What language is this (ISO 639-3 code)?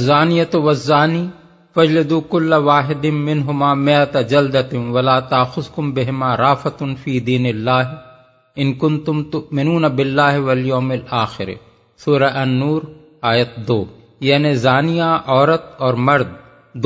urd